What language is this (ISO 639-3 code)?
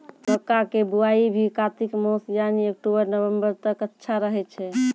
mai